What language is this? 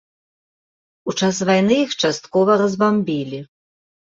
Belarusian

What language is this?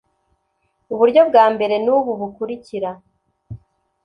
Kinyarwanda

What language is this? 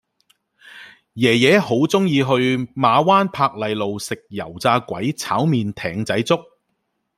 Cantonese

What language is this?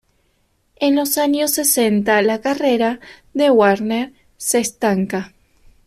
Spanish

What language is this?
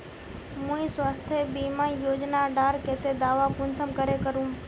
Magahi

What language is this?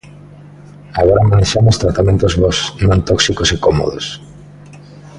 Galician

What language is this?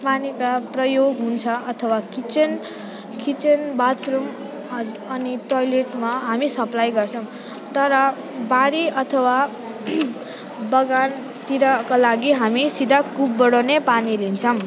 Nepali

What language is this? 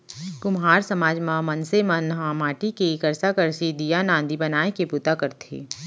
Chhattisgarhi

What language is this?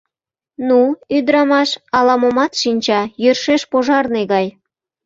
Mari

